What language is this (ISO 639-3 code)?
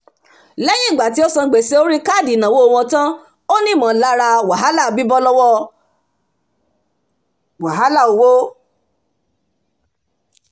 yor